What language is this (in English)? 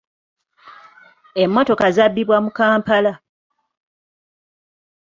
Ganda